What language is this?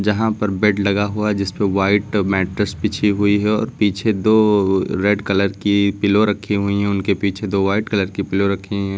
Hindi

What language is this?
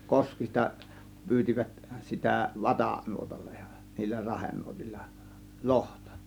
Finnish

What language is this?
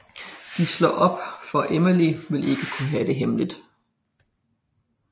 Danish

